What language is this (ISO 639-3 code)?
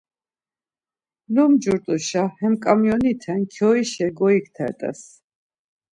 lzz